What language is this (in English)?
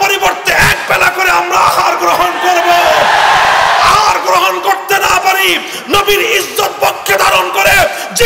Indonesian